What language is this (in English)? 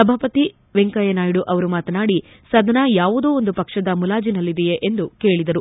Kannada